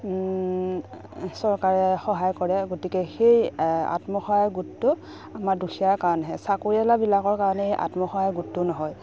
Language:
Assamese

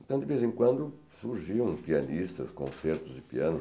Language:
Portuguese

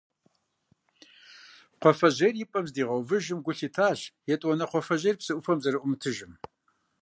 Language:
Kabardian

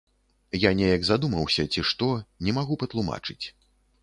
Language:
Belarusian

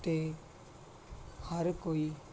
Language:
Punjabi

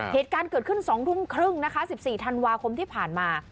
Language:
Thai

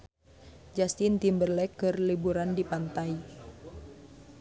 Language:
Sundanese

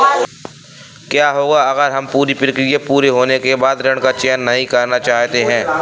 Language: Hindi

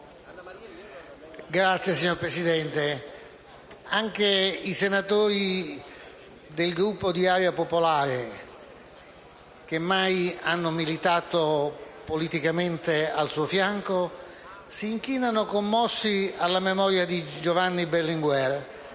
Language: Italian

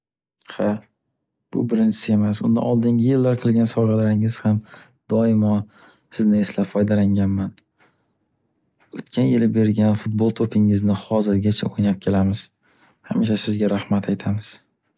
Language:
Uzbek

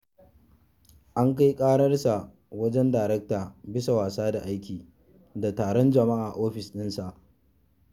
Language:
Hausa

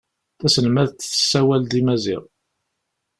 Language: Kabyle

